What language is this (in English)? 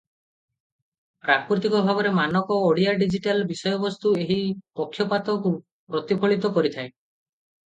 Odia